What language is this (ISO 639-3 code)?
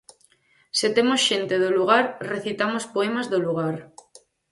glg